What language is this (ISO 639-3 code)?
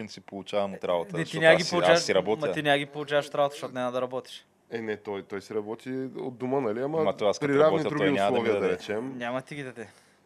bul